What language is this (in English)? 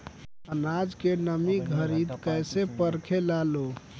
Bhojpuri